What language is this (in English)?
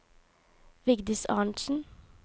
Norwegian